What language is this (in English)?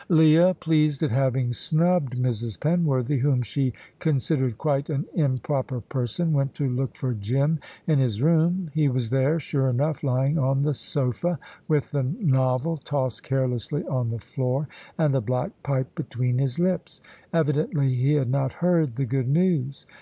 English